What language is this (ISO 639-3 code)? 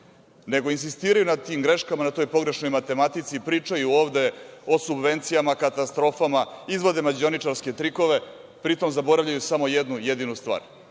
srp